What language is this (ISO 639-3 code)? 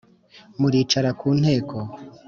kin